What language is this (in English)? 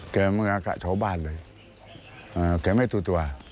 Thai